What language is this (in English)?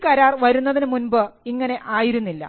Malayalam